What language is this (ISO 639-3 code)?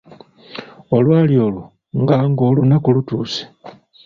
lug